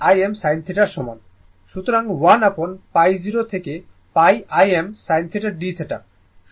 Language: Bangla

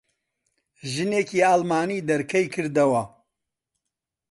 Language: Central Kurdish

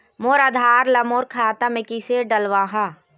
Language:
Chhattisgarhi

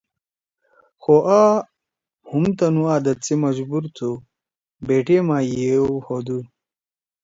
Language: Torwali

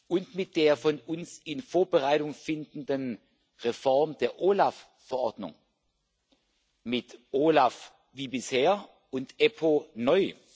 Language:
German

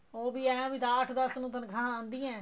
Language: Punjabi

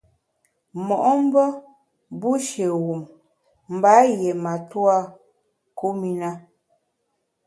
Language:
Bamun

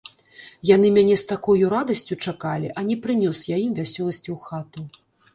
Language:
Belarusian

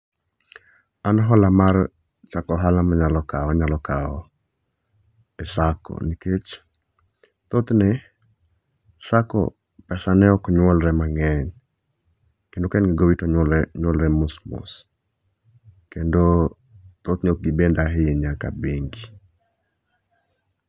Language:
Luo (Kenya and Tanzania)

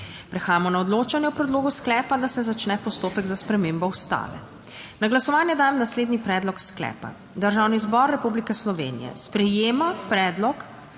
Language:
Slovenian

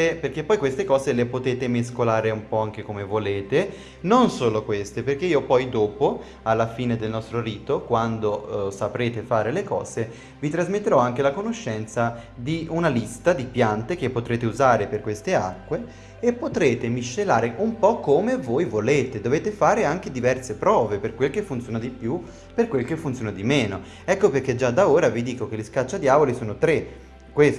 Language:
Italian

